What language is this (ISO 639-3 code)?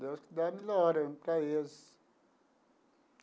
por